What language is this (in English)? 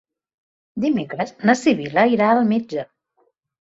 Catalan